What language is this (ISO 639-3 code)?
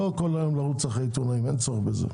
heb